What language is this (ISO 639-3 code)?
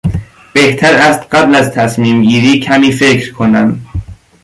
fas